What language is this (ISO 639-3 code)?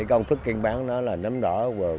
vie